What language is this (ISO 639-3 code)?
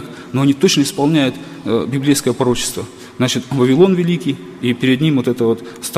rus